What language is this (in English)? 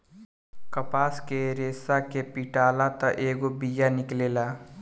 Bhojpuri